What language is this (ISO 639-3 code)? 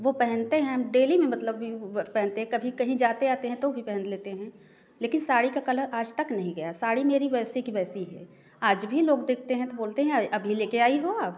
hin